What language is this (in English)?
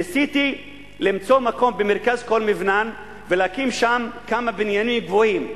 Hebrew